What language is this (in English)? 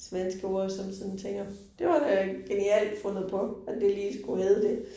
Danish